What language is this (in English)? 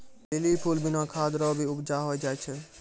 Maithili